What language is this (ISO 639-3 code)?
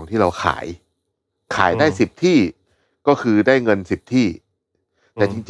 tha